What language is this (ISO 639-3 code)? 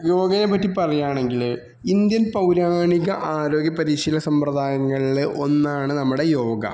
mal